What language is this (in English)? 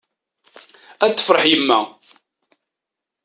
Kabyle